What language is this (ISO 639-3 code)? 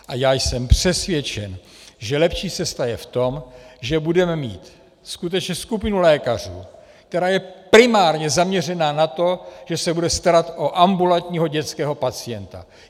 ces